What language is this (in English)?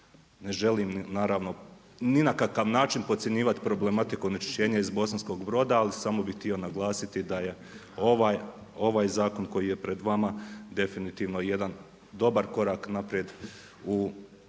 Croatian